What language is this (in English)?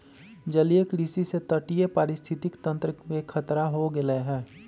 Magahi